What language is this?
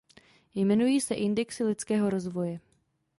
Czech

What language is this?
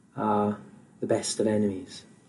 Welsh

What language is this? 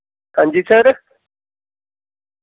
Dogri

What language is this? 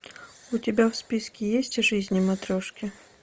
Russian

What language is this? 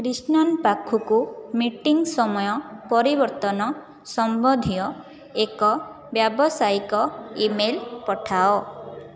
Odia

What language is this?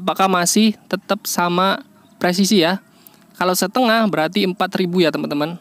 Indonesian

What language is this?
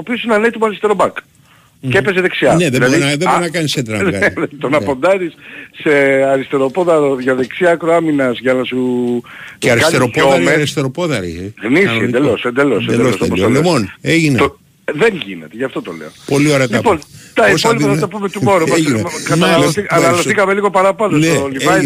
Greek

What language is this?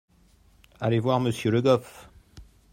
French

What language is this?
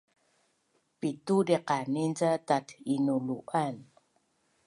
Bunun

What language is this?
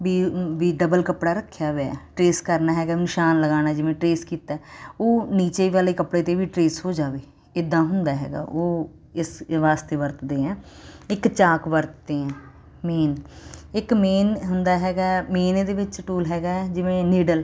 Punjabi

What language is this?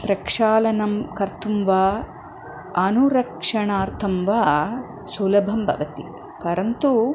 Sanskrit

